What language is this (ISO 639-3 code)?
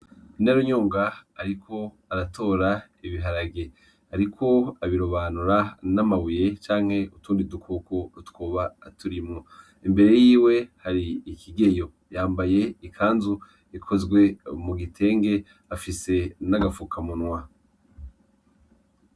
run